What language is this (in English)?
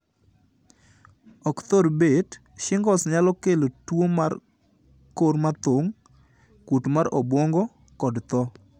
Luo (Kenya and Tanzania)